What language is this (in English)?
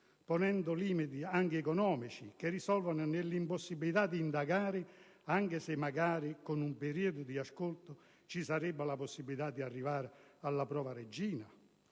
Italian